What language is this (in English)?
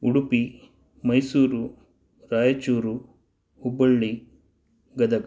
Sanskrit